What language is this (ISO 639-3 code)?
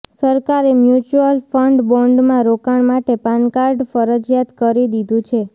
guj